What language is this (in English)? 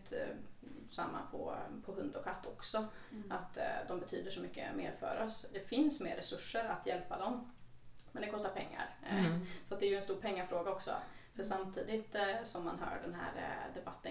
Swedish